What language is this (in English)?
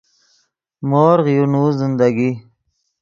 Yidgha